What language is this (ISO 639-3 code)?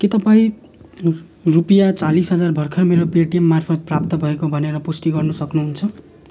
nep